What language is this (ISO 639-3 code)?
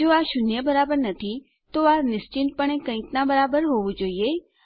guj